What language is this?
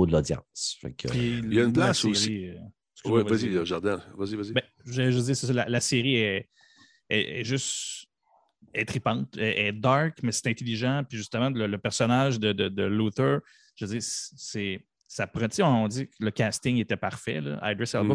French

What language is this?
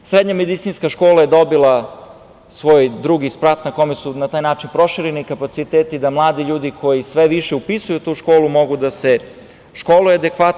Serbian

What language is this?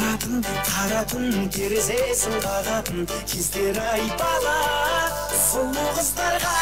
Turkish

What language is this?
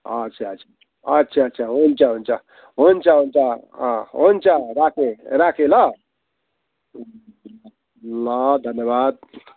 Nepali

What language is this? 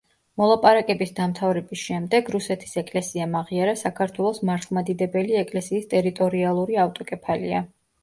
Georgian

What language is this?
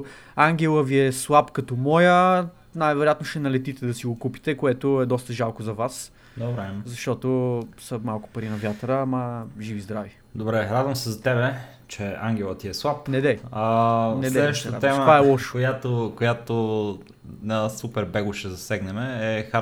Bulgarian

